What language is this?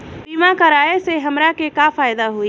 Bhojpuri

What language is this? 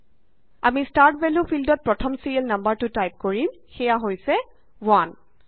Assamese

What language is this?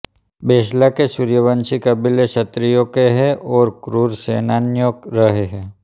Hindi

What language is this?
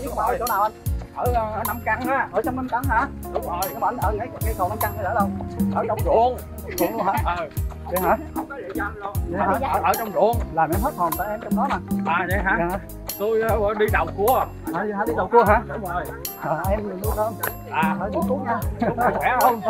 Vietnamese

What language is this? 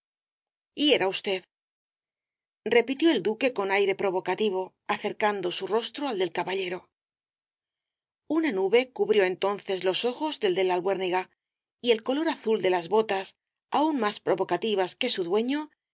Spanish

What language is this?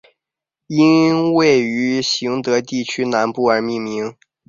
Chinese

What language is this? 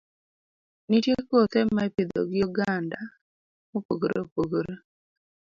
Luo (Kenya and Tanzania)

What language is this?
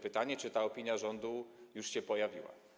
Polish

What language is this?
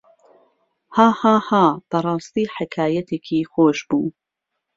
Central Kurdish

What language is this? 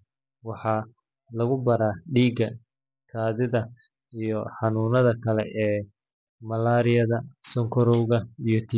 Somali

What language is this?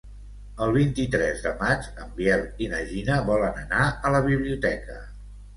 Catalan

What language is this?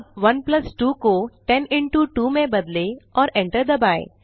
Hindi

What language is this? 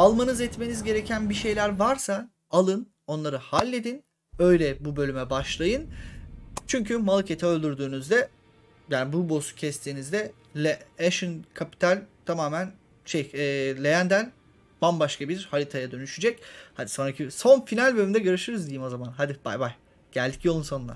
Turkish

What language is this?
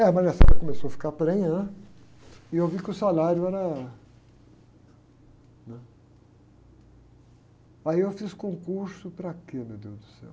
Portuguese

